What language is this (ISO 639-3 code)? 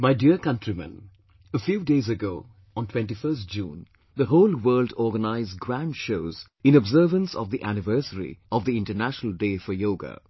eng